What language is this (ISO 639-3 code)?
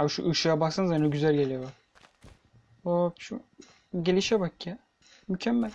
tur